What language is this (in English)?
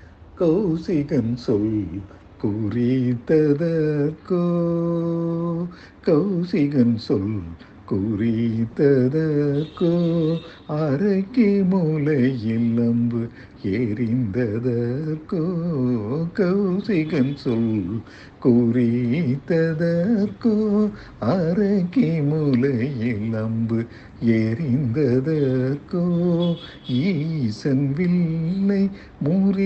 Tamil